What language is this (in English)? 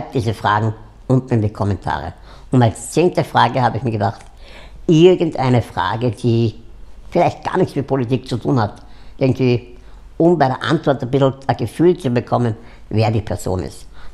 German